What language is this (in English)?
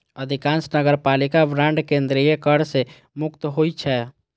Maithili